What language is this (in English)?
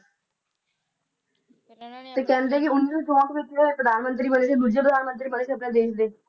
Punjabi